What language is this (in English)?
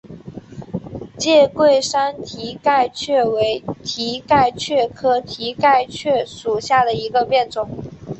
Chinese